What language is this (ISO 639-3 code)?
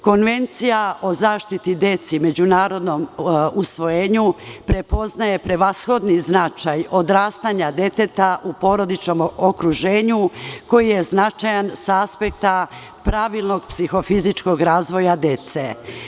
srp